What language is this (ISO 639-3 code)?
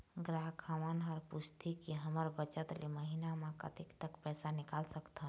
hne